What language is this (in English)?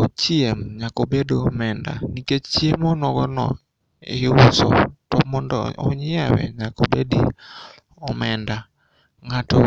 Luo (Kenya and Tanzania)